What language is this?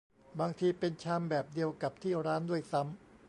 Thai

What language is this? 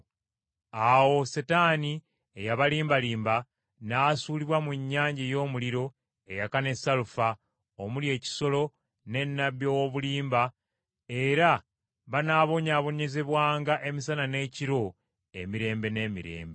Ganda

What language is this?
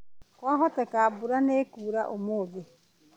Kikuyu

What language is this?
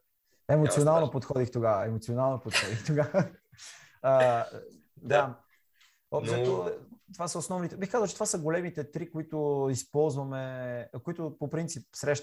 Bulgarian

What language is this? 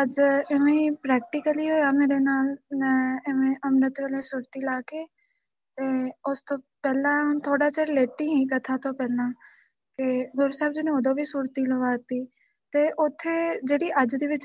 Punjabi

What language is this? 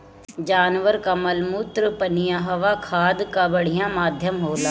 Bhojpuri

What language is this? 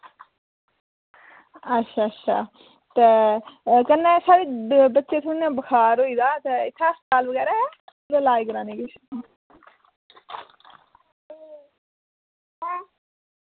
Dogri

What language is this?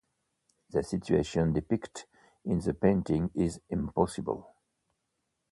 English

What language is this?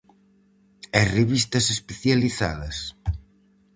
Galician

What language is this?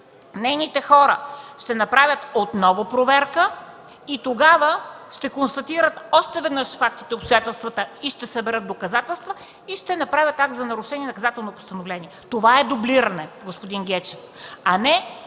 Bulgarian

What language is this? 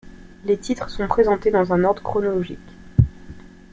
French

